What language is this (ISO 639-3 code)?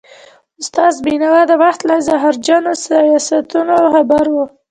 pus